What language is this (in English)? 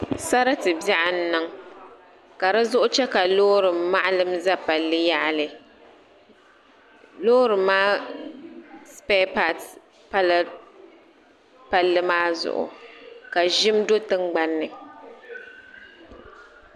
Dagbani